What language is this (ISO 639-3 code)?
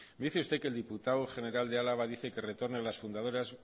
spa